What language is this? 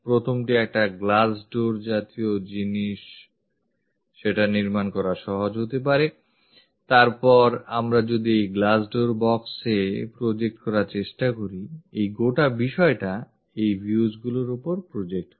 Bangla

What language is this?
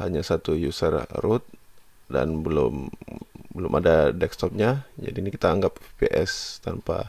Indonesian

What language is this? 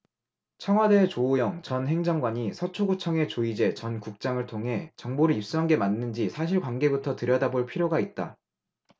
Korean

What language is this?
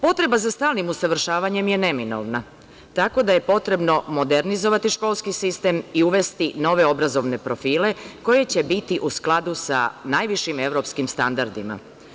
Serbian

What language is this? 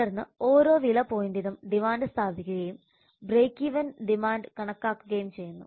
Malayalam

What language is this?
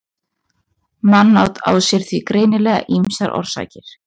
Icelandic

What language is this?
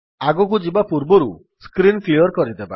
Odia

